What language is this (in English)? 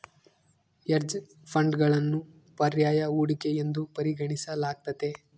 Kannada